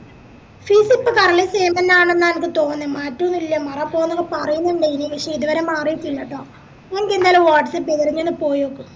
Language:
Malayalam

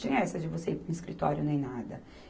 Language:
Portuguese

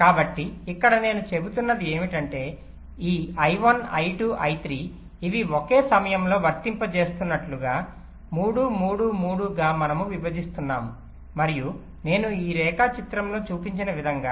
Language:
Telugu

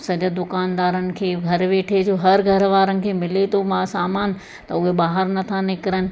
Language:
Sindhi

